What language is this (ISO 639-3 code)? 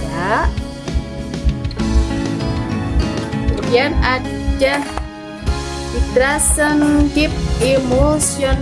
ind